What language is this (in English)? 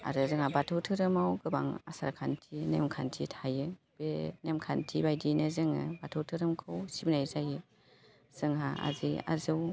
Bodo